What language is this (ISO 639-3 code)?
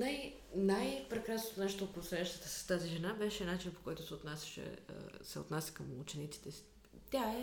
bul